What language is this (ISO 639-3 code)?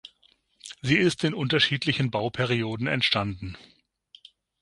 deu